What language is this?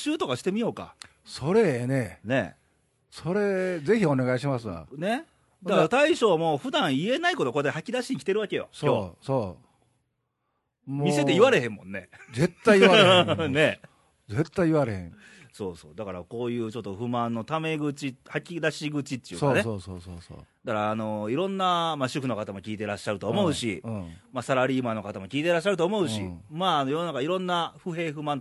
Japanese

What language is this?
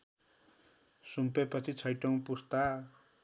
Nepali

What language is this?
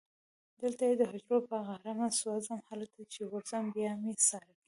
Pashto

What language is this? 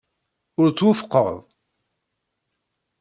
Kabyle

